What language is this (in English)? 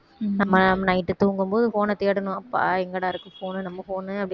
Tamil